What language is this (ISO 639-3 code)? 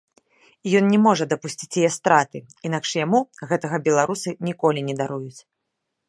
bel